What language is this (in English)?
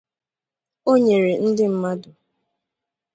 Igbo